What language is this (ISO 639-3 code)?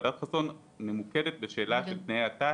heb